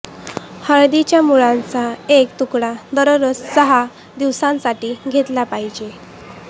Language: Marathi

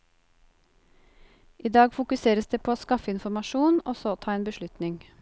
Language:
Norwegian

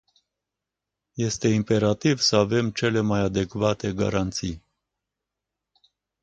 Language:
Romanian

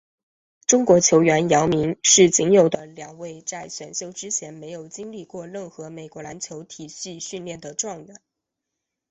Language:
Chinese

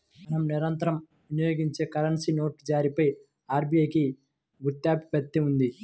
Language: Telugu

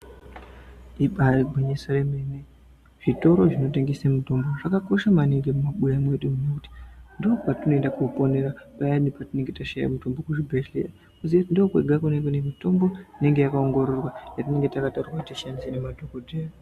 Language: Ndau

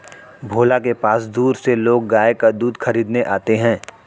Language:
Hindi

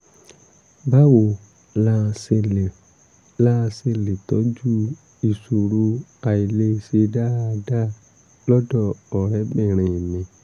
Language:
Yoruba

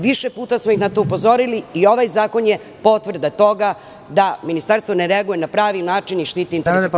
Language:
Serbian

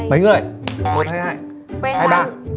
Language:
Vietnamese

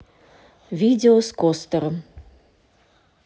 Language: Russian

